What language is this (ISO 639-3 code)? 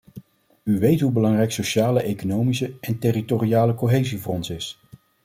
nld